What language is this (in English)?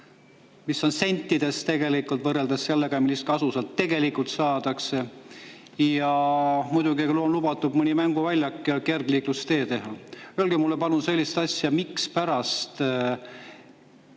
Estonian